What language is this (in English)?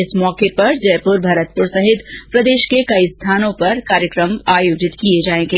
Hindi